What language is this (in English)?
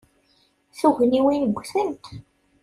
Kabyle